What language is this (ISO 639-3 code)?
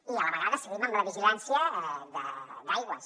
cat